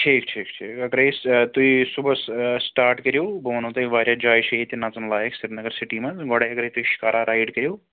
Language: Kashmiri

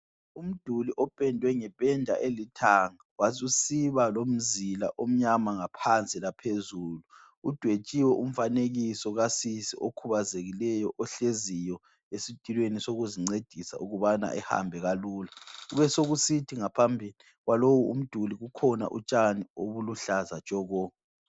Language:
North Ndebele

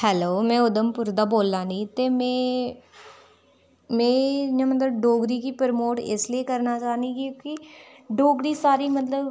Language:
Dogri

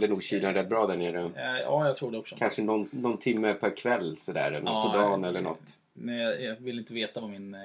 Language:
Swedish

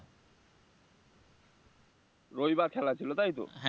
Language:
Bangla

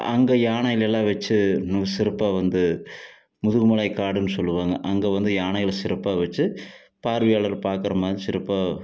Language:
Tamil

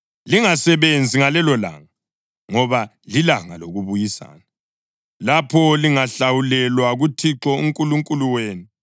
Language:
North Ndebele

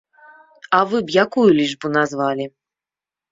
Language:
Belarusian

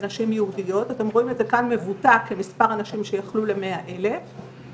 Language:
Hebrew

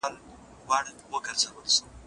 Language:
Pashto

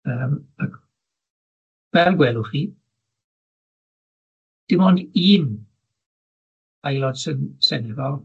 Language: Welsh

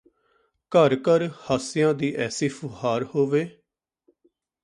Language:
Punjabi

